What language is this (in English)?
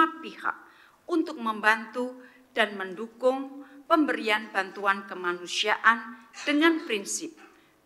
Indonesian